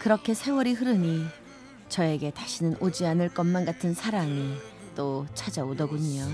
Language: Korean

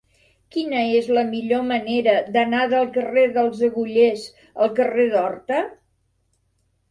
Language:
Catalan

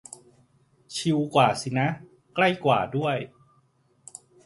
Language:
Thai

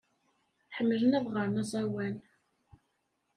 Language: Kabyle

